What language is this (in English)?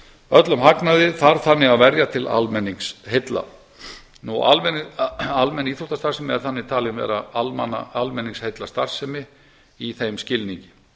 Icelandic